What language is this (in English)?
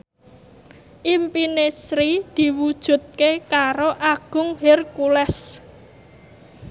Javanese